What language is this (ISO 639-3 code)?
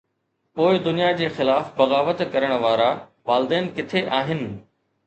snd